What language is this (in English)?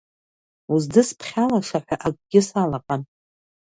Abkhazian